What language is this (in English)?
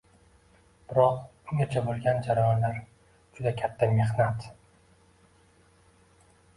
Uzbek